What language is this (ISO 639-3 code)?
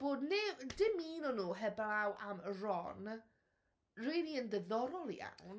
cym